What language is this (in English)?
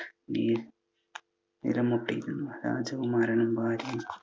Malayalam